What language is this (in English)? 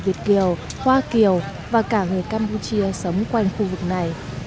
Vietnamese